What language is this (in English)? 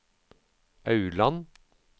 Norwegian